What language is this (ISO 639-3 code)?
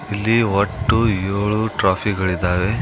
kan